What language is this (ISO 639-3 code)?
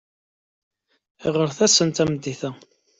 kab